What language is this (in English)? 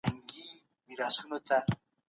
Pashto